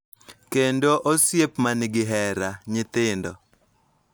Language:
Luo (Kenya and Tanzania)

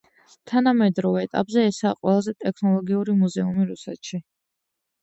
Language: Georgian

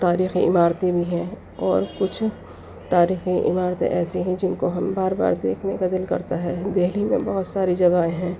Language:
Urdu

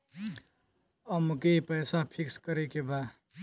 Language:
Bhojpuri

